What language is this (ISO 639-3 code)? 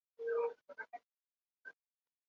eus